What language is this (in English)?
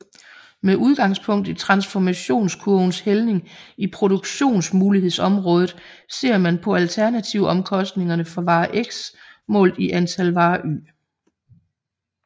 Danish